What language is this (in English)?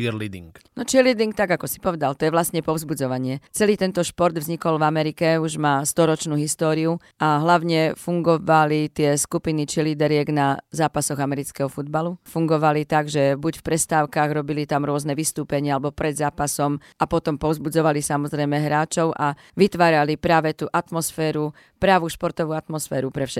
Slovak